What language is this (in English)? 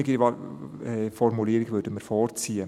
Swiss German